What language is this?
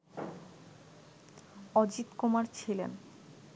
Bangla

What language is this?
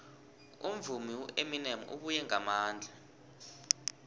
South Ndebele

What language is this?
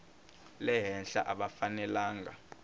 Tsonga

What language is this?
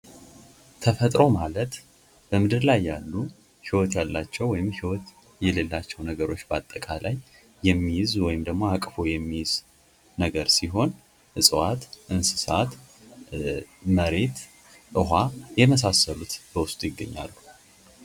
Amharic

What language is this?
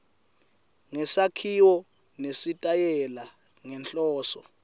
Swati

